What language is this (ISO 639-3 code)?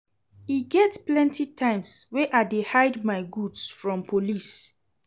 pcm